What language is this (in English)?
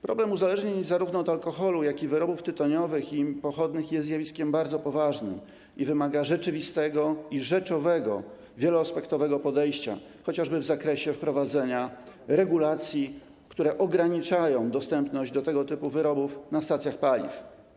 Polish